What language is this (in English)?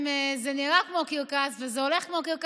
Hebrew